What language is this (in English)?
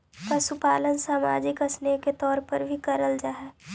Magahi